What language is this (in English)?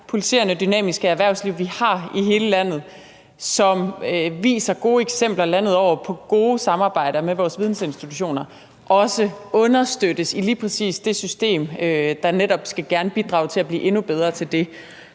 Danish